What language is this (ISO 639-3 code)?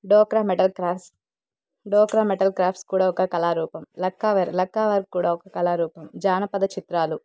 tel